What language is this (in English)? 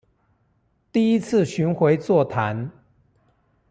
Chinese